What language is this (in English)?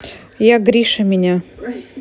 Russian